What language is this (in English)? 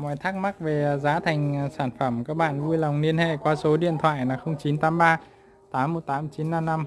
Vietnamese